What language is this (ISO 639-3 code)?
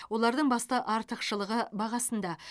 kaz